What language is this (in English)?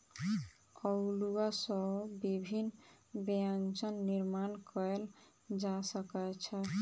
Maithili